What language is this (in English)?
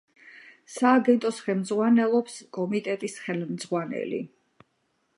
Georgian